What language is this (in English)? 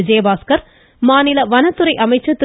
Tamil